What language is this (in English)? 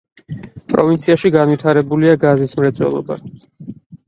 Georgian